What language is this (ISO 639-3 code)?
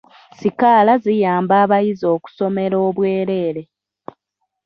lug